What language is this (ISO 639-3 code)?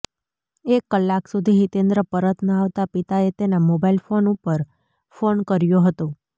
guj